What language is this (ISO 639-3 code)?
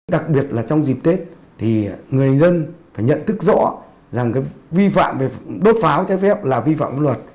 vie